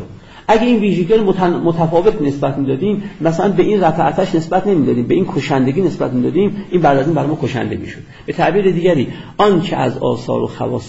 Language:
Persian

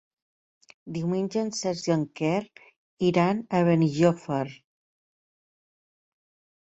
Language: Catalan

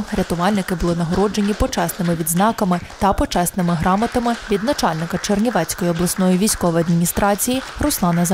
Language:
Ukrainian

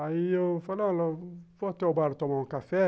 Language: Portuguese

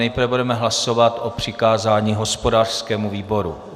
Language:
Czech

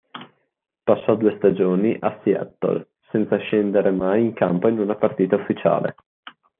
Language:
Italian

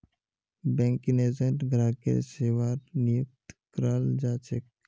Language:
Magahi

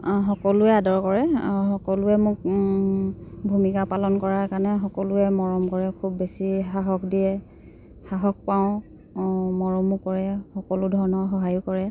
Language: Assamese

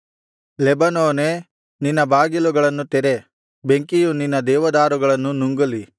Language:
Kannada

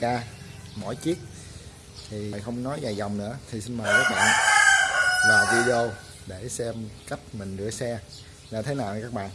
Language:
Vietnamese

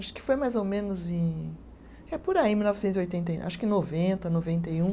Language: Portuguese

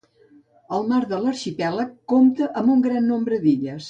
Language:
Catalan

